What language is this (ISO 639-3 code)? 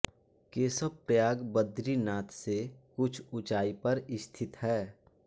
hin